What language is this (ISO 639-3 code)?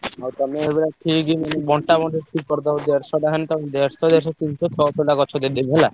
ori